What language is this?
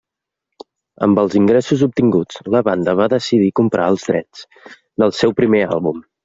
Catalan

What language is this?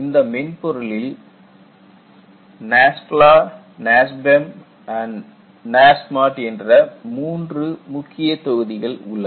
Tamil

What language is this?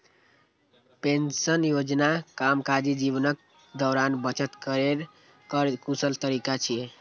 Maithili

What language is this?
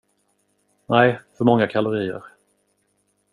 Swedish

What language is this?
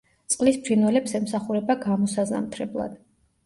Georgian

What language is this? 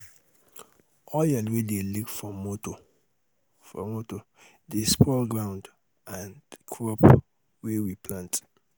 Nigerian Pidgin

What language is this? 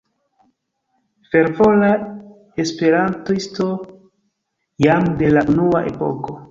Esperanto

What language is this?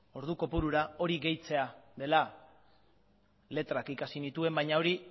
Basque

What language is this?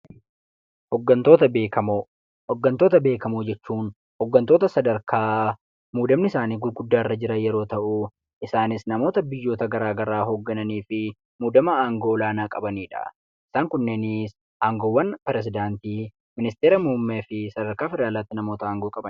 Oromo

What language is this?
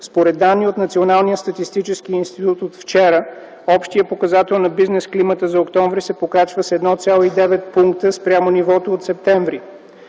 Bulgarian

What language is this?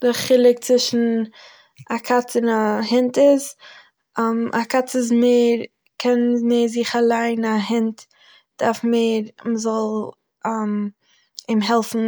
Yiddish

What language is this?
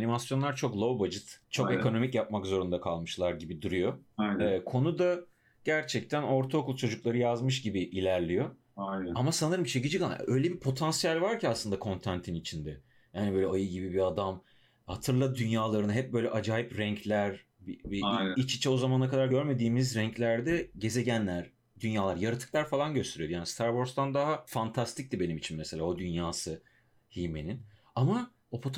Turkish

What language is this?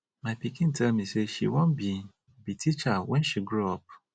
Nigerian Pidgin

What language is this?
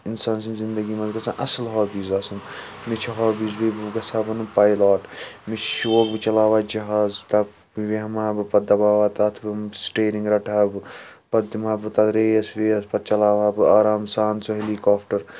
Kashmiri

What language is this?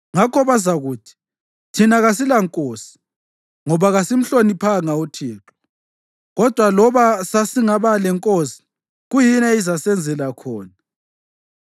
North Ndebele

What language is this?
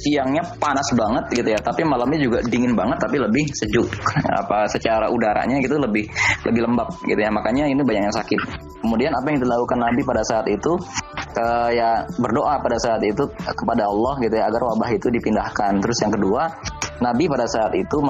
Indonesian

